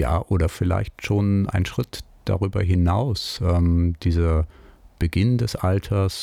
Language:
German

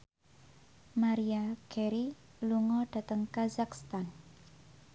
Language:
Javanese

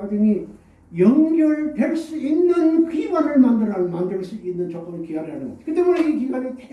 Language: Korean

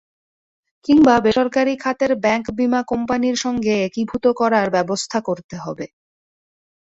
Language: Bangla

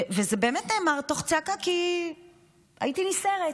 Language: Hebrew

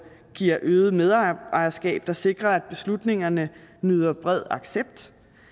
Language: Danish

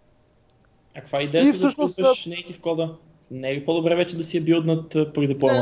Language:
Bulgarian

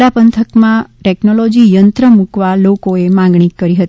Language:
Gujarati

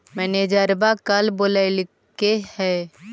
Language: Magahi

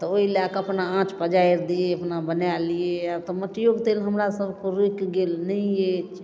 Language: Maithili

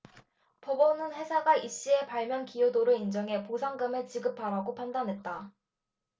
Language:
Korean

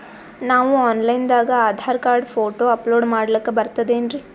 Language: Kannada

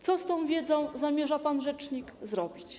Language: Polish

